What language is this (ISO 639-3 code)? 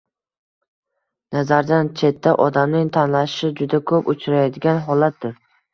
uzb